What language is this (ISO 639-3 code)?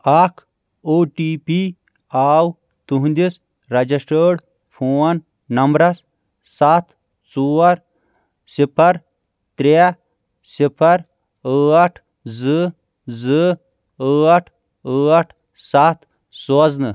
kas